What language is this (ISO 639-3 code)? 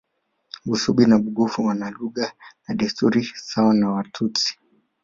swa